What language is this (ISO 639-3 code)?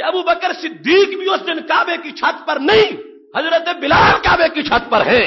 ara